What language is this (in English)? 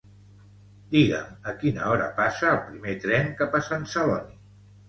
Catalan